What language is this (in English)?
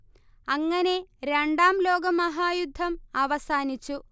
Malayalam